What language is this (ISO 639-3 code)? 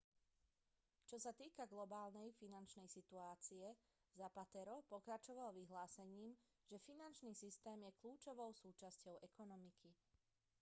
slk